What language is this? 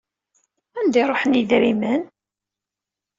Kabyle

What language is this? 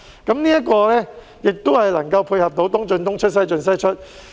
Cantonese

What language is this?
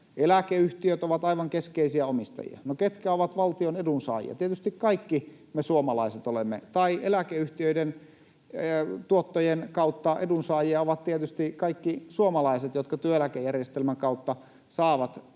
Finnish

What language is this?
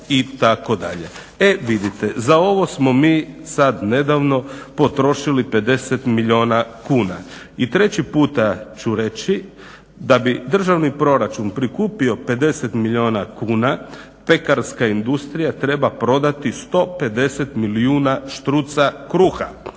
Croatian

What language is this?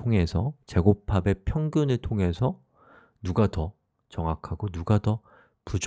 Korean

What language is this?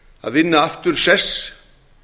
Icelandic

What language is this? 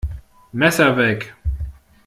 German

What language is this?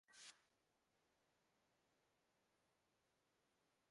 Bangla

